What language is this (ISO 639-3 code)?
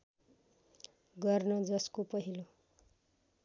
nep